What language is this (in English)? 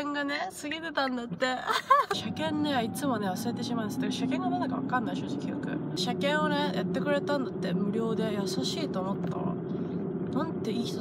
Japanese